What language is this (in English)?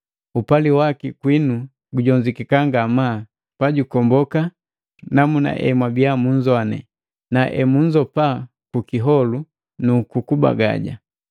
Matengo